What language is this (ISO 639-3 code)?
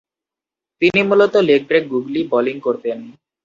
ben